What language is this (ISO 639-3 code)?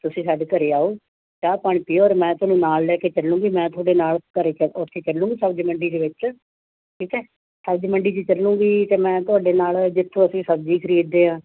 pan